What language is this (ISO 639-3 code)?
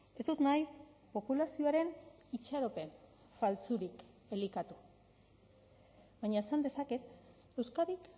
eus